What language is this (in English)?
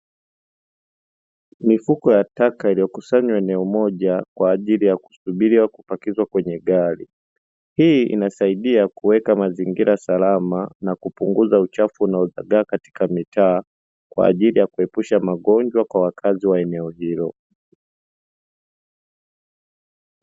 Swahili